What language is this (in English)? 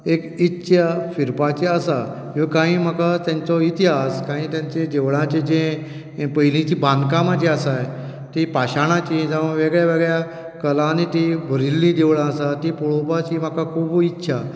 Konkani